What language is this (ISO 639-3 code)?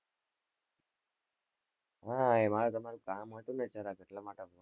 guj